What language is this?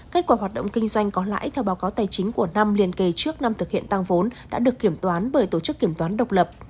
Vietnamese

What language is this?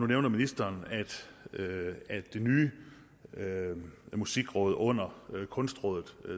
Danish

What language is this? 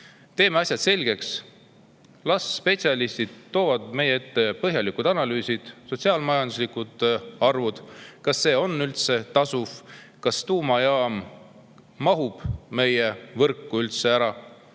Estonian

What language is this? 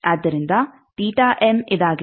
Kannada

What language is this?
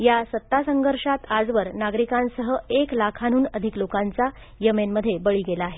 Marathi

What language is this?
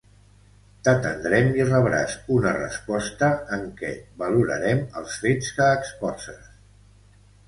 Catalan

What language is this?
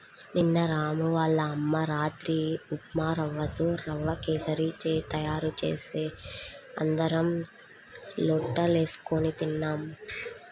Telugu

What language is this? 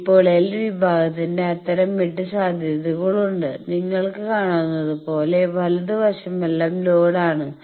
Malayalam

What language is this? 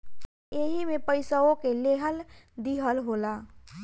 Bhojpuri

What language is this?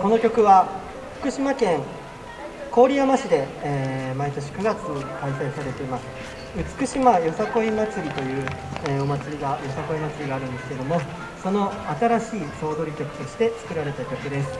Japanese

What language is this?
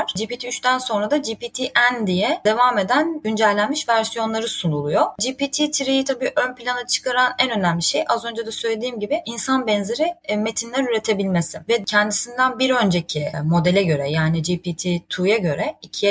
Turkish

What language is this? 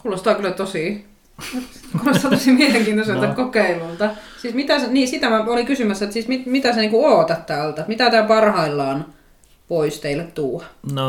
Finnish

